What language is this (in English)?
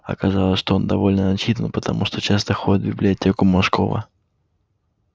Russian